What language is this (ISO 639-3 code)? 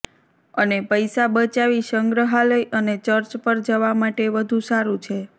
guj